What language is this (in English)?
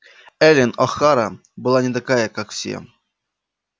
Russian